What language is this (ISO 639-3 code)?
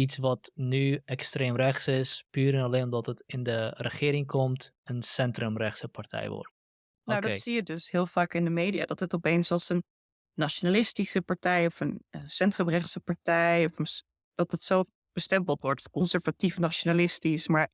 nld